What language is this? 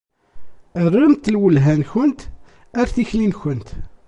Kabyle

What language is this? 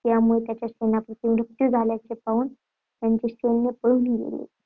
Marathi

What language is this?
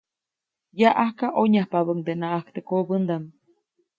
Copainalá Zoque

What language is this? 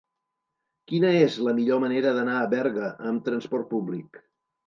Catalan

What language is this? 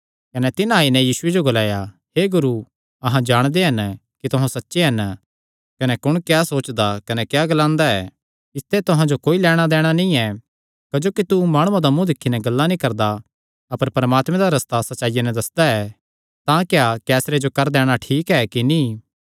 Kangri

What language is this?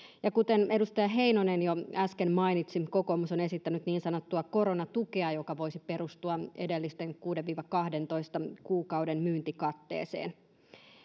Finnish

